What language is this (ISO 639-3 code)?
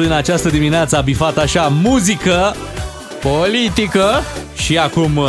ron